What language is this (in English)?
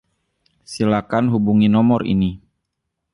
Indonesian